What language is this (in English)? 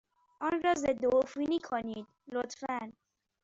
Persian